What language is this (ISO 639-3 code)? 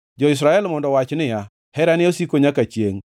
luo